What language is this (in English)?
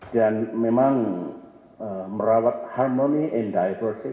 Indonesian